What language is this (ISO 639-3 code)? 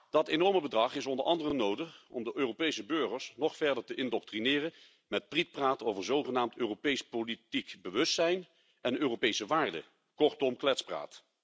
nld